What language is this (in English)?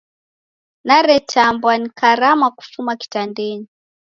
Taita